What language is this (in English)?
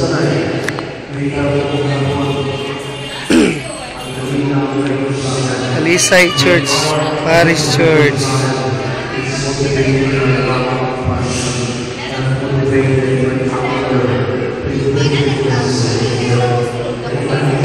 Filipino